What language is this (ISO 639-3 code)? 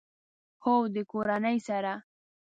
pus